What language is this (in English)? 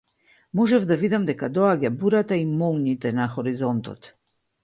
Macedonian